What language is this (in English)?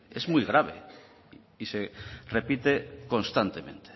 Spanish